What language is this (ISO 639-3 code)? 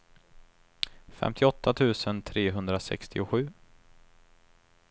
swe